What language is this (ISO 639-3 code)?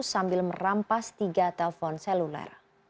ind